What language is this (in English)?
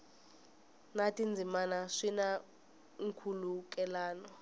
Tsonga